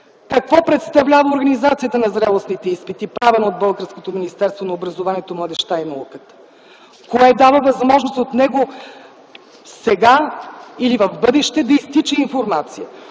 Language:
Bulgarian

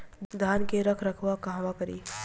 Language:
Bhojpuri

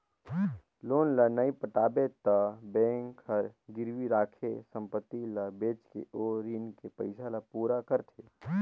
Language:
Chhattisgarhi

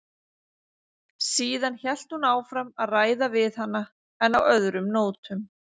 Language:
Icelandic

